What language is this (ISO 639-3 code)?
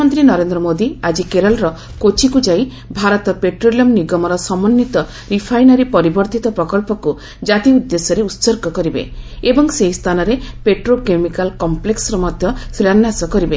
ori